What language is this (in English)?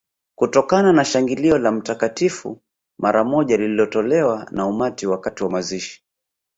Swahili